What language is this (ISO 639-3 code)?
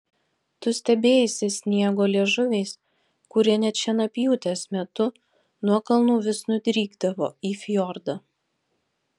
lit